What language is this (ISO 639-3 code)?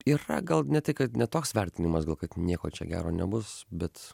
lit